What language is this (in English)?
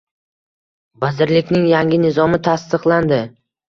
Uzbek